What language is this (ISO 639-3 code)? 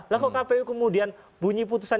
ind